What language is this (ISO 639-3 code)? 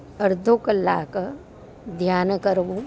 guj